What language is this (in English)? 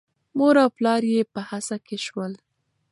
Pashto